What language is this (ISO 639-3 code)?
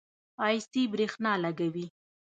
pus